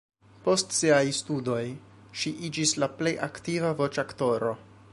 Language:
Esperanto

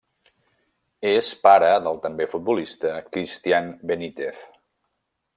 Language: Catalan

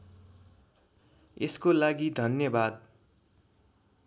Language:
Nepali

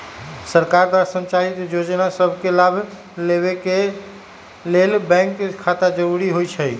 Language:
Magahi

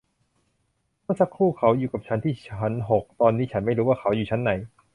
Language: Thai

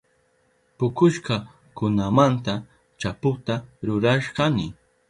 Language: Southern Pastaza Quechua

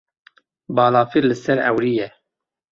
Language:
Kurdish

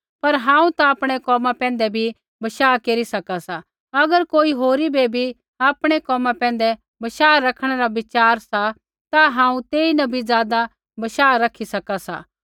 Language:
Kullu Pahari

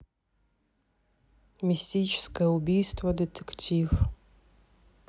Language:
Russian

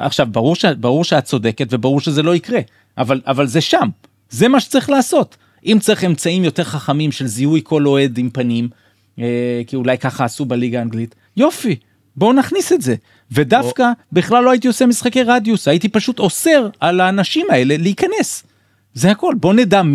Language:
Hebrew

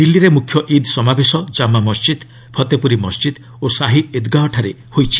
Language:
Odia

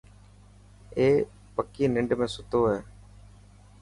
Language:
Dhatki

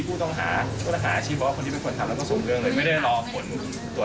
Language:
Thai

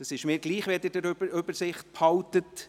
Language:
Swiss German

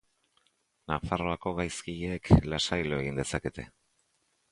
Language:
Basque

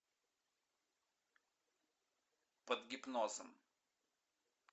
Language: Russian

